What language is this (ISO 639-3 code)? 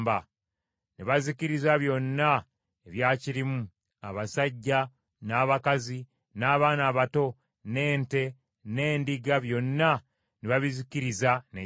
lug